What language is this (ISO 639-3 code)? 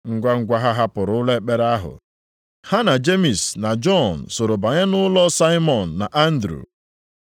ibo